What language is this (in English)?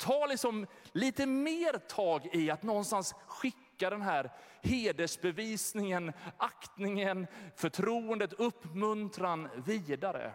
Swedish